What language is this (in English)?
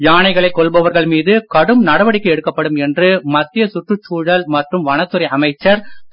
Tamil